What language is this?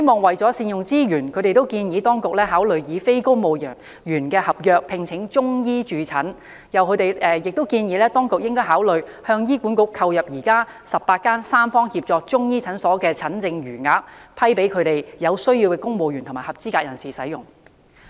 Cantonese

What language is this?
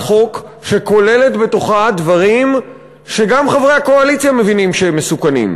Hebrew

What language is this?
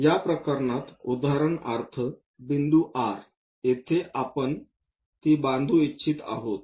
Marathi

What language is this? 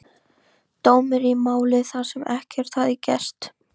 Icelandic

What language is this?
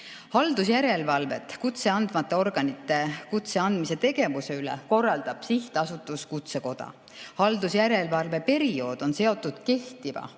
Estonian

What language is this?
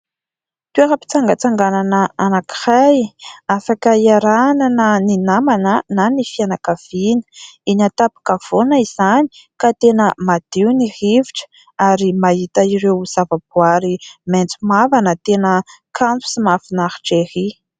Malagasy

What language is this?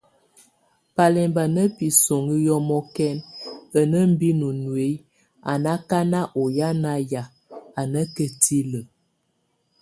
Tunen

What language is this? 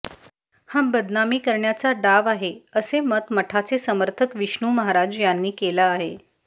Marathi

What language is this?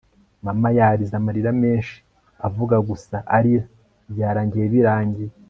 Kinyarwanda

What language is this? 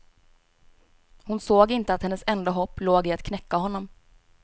Swedish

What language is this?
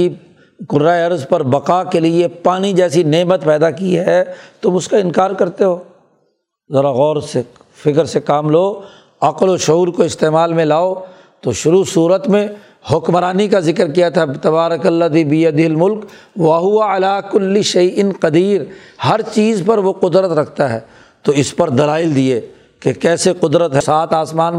Urdu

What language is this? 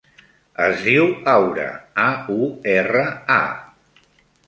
Catalan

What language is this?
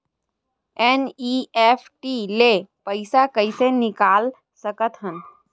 Chhattisgarhi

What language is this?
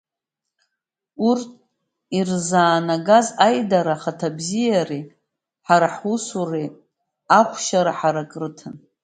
Abkhazian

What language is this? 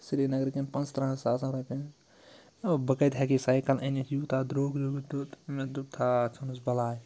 Kashmiri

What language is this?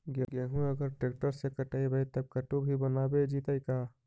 Magahi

